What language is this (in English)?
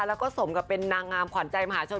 Thai